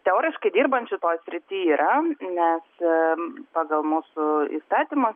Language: Lithuanian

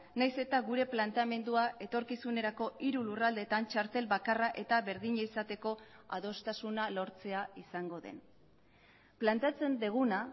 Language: Basque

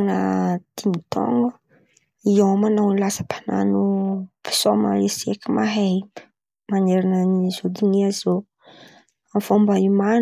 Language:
Antankarana Malagasy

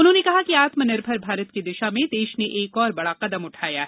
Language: Hindi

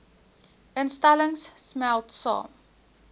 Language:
Afrikaans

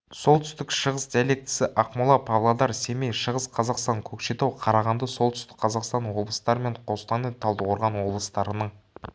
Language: Kazakh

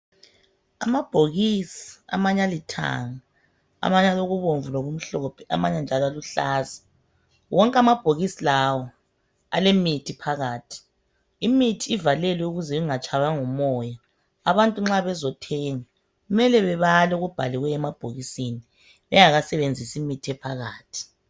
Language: North Ndebele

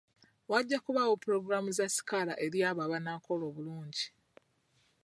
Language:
Ganda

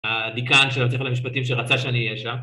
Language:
Hebrew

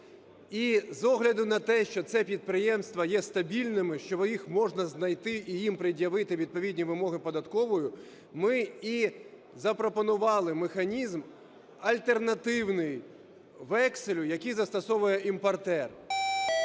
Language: Ukrainian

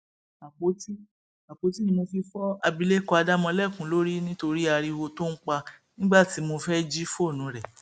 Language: Yoruba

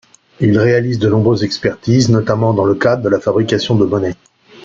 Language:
French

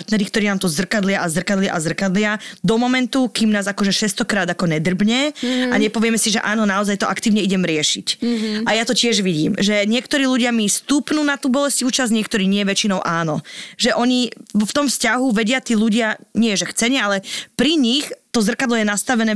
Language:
Slovak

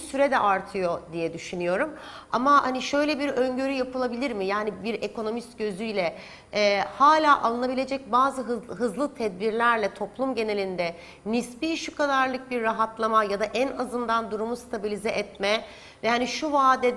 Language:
Turkish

